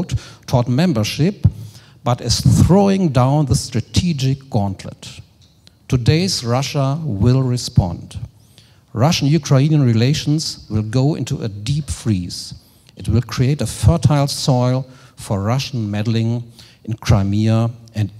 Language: German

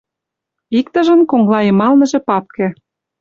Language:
Mari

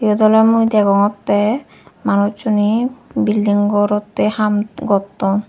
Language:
Chakma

